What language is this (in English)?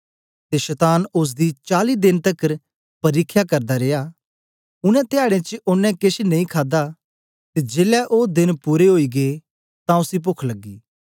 Dogri